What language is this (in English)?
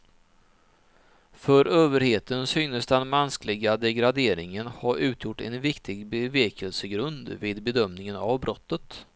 Swedish